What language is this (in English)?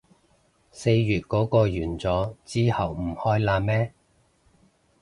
Cantonese